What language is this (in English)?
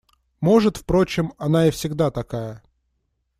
Russian